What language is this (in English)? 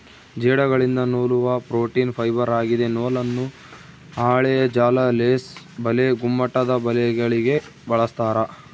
Kannada